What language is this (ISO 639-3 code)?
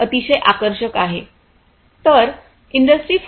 mar